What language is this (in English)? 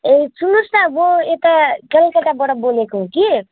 Nepali